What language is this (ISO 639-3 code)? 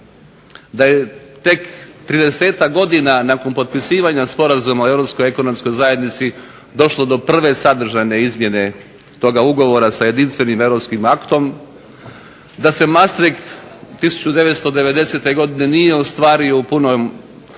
hrv